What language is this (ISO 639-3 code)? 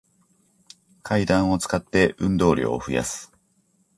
jpn